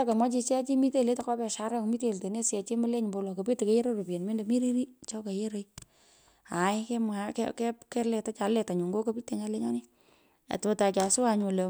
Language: Pökoot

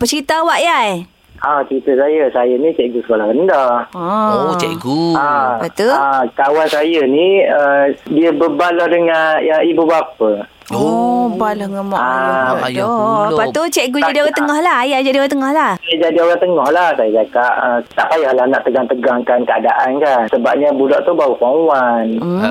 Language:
Malay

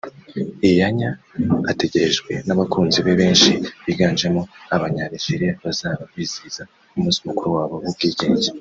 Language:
Kinyarwanda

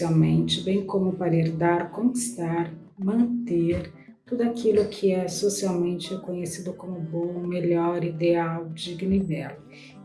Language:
Portuguese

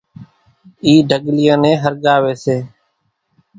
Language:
Kachi Koli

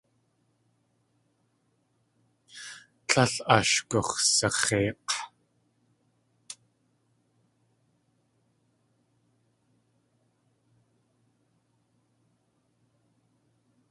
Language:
Tlingit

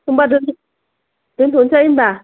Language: Bodo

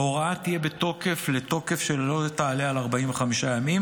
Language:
Hebrew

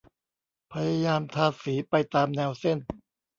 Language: Thai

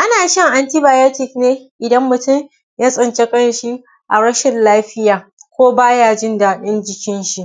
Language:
Hausa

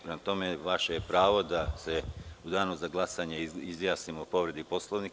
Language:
Serbian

